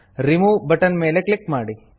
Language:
Kannada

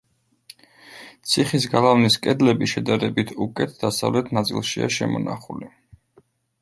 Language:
Georgian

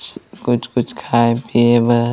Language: Chhattisgarhi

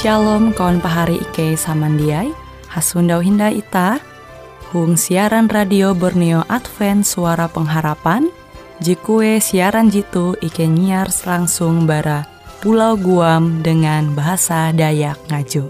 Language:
Indonesian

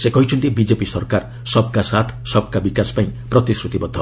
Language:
Odia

